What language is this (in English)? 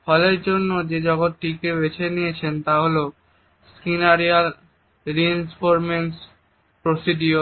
Bangla